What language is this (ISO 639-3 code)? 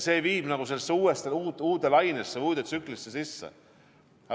est